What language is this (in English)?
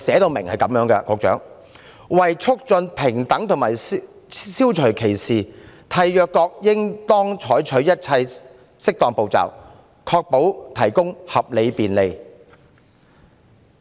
Cantonese